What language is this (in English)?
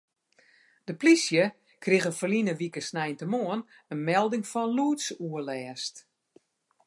Western Frisian